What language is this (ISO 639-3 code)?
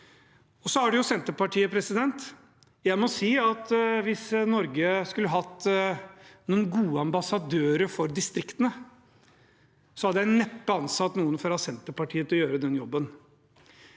nor